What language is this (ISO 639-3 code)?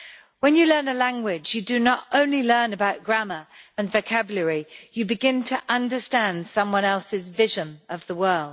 eng